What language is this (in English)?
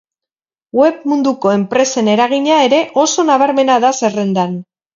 Basque